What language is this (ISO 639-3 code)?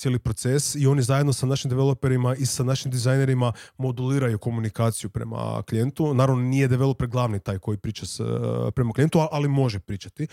hrv